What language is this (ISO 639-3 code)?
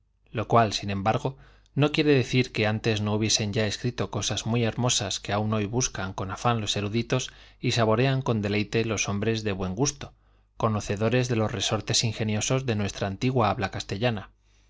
spa